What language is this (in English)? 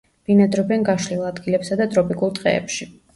Georgian